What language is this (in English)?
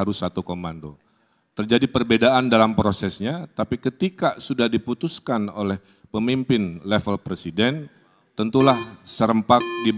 Indonesian